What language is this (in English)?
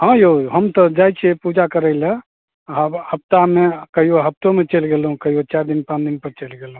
Maithili